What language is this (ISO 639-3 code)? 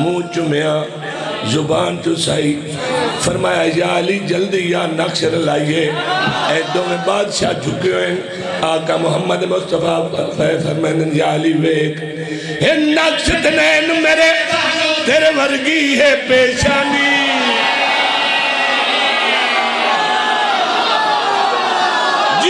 ara